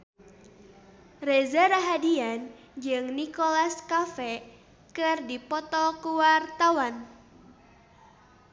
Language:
Sundanese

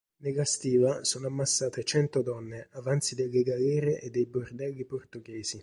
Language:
Italian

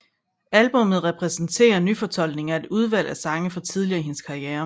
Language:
Danish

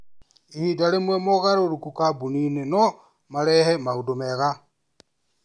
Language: Kikuyu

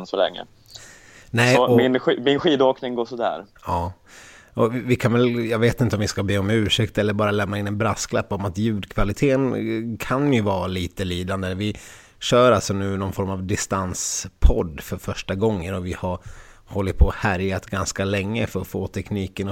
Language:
Swedish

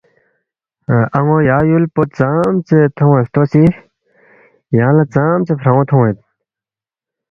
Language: Balti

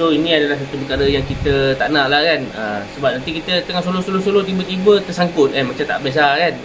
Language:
Malay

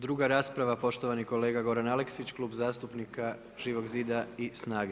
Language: Croatian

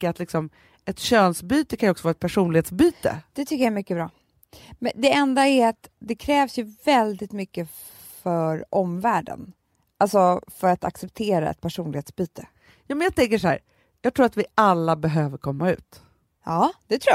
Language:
Swedish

